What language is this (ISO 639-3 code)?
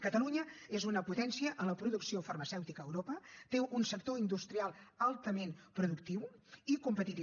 cat